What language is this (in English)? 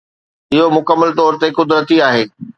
Sindhi